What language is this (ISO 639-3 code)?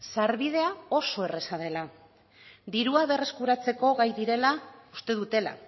eus